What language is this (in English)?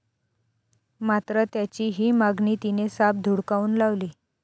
Marathi